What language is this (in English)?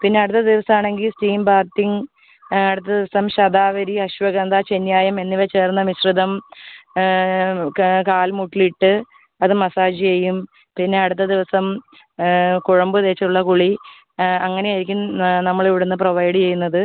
Malayalam